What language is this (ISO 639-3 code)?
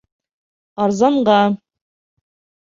bak